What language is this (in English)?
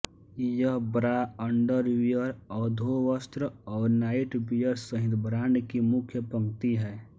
Hindi